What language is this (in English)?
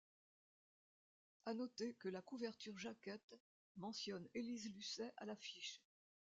French